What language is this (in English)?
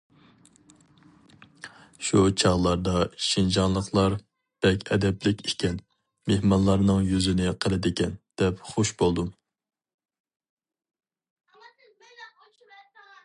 Uyghur